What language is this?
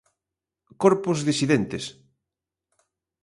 Galician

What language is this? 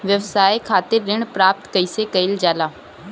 Bhojpuri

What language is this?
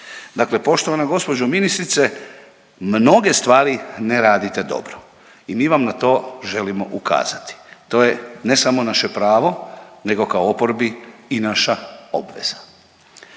Croatian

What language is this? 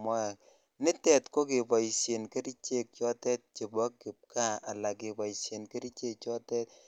Kalenjin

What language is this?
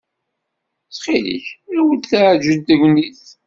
Kabyle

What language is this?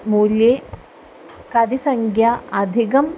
Sanskrit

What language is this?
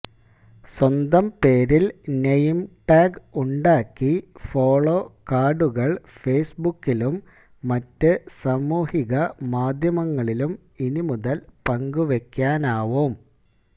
Malayalam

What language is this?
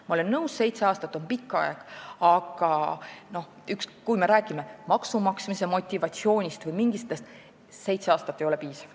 Estonian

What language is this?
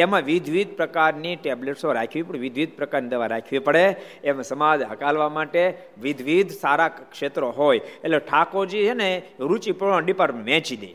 Gujarati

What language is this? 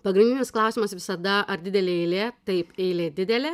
Lithuanian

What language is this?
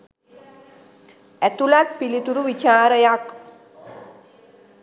Sinhala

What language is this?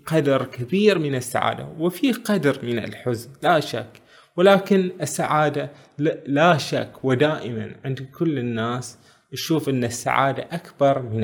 Arabic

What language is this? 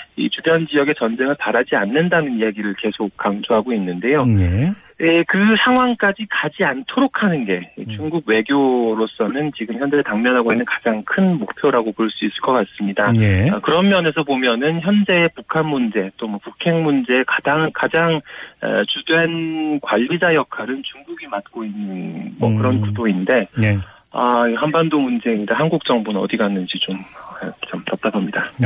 Korean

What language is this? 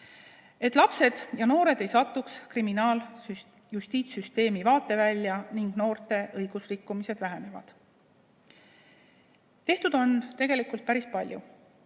Estonian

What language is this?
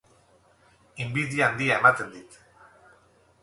Basque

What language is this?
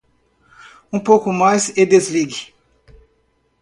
Portuguese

